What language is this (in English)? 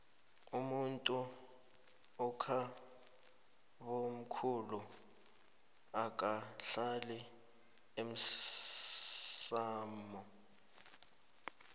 South Ndebele